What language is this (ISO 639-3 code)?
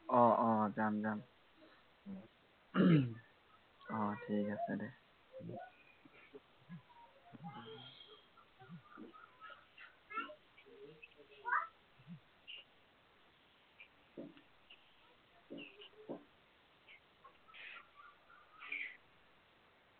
asm